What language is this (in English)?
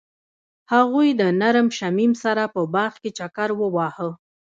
Pashto